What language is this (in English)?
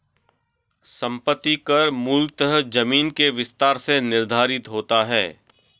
Hindi